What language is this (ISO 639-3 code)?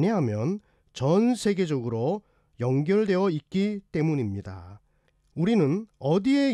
kor